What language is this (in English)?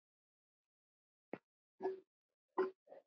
Icelandic